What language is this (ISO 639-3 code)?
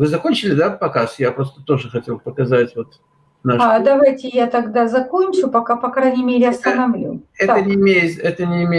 rus